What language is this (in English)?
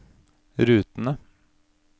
Norwegian